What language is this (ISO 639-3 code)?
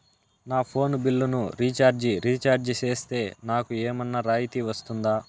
tel